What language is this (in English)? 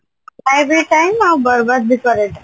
Odia